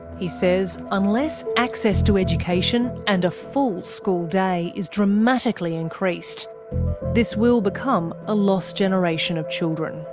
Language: English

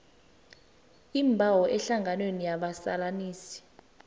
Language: South Ndebele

